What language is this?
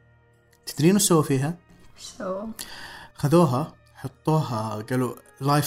Arabic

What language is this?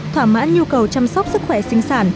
Vietnamese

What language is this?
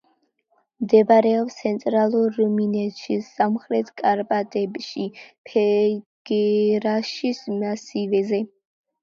Georgian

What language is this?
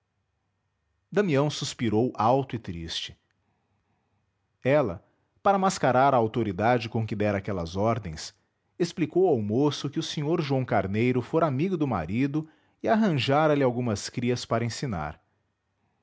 Portuguese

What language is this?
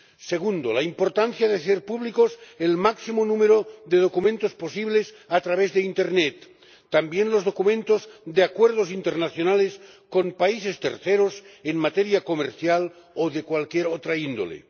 Spanish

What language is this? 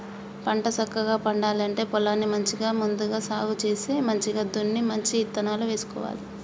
Telugu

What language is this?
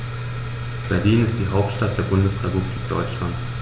German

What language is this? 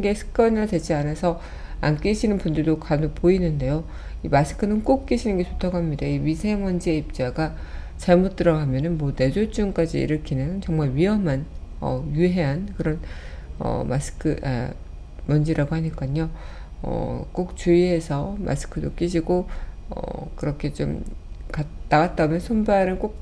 Korean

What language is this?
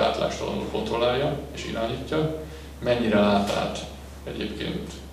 Hungarian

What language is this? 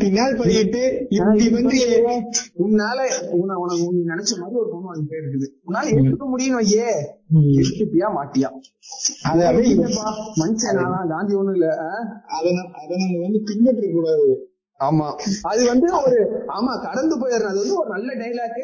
Tamil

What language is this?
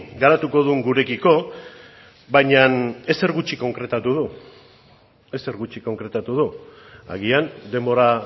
Basque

